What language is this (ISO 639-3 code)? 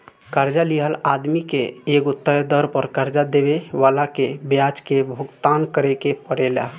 bho